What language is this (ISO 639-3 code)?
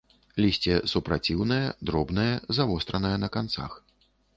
bel